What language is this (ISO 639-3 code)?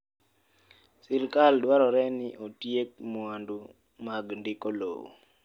luo